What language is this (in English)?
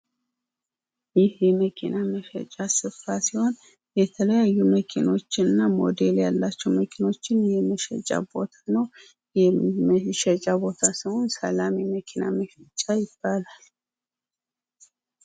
Amharic